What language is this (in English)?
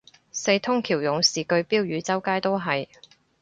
Cantonese